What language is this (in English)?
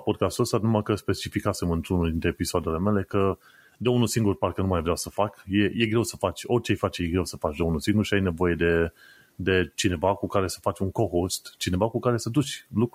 Romanian